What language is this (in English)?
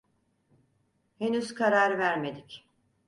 Turkish